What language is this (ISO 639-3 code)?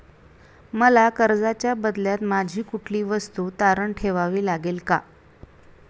mar